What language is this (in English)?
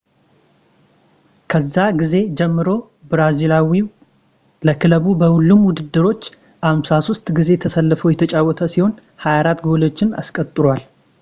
Amharic